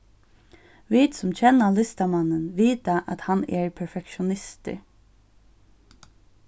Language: Faroese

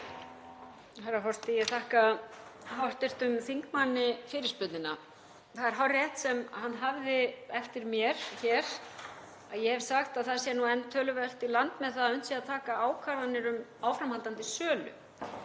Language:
Icelandic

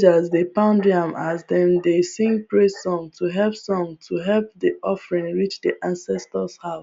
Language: Nigerian Pidgin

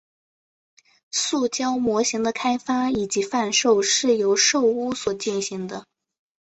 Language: Chinese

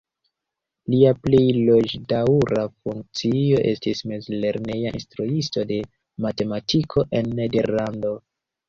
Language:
Esperanto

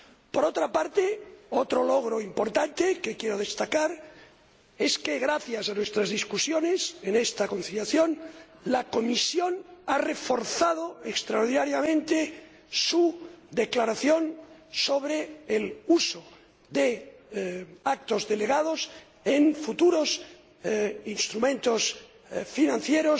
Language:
Spanish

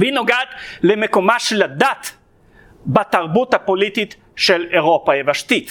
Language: Hebrew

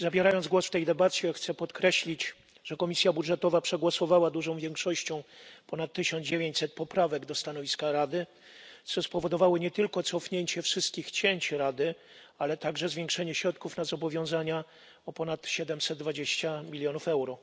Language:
Polish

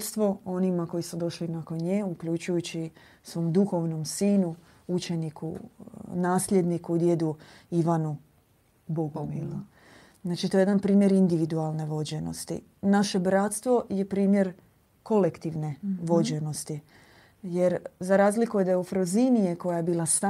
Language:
Croatian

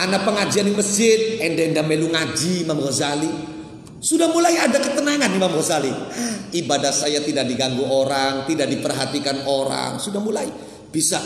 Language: Indonesian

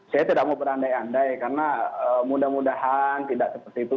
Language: Indonesian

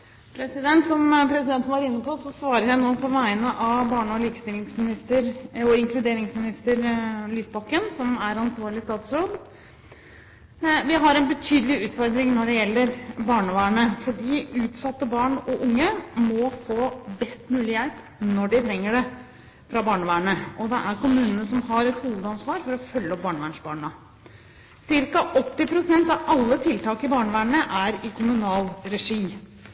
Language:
Norwegian Bokmål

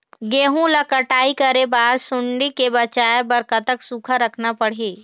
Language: Chhattisgarhi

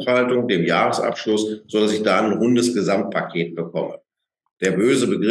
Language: German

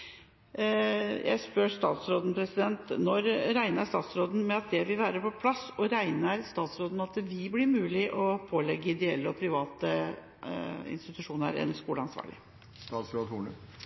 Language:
Norwegian Bokmål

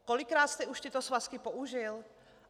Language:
Czech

